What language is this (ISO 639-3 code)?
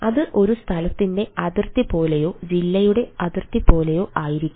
mal